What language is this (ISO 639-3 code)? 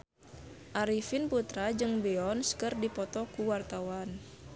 sun